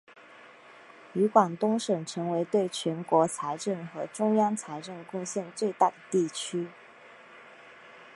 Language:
Chinese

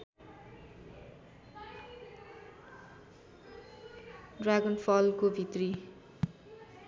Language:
Nepali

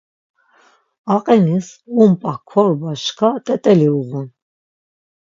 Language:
Laz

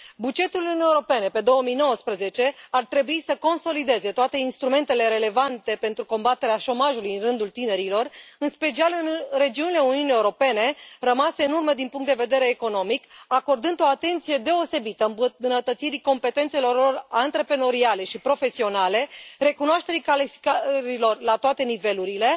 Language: Romanian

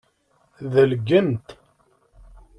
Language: Kabyle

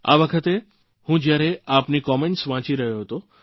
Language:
Gujarati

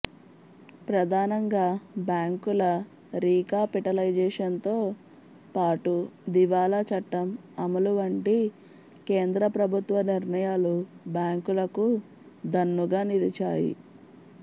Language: Telugu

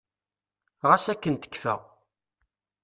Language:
Kabyle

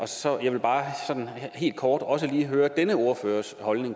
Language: Danish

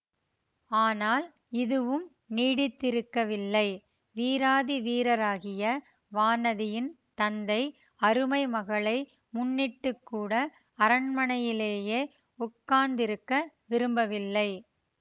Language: Tamil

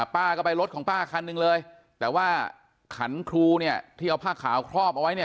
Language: Thai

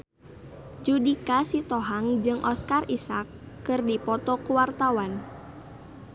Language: Sundanese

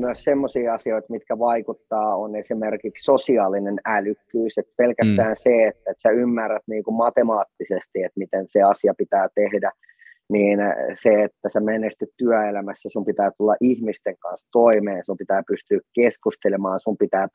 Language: Finnish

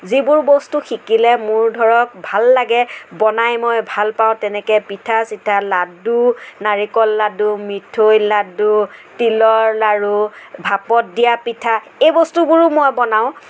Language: Assamese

